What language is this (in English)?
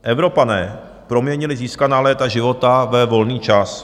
Czech